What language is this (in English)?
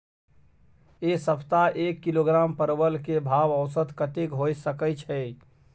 Maithili